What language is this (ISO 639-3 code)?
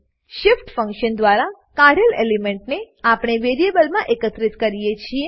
guj